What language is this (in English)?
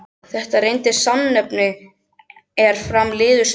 Icelandic